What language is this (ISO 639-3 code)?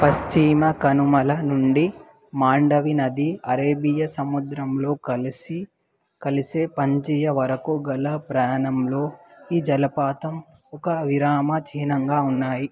tel